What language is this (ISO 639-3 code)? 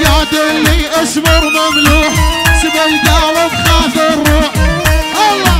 ara